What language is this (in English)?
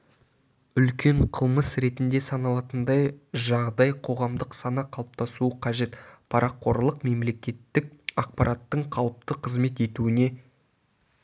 Kazakh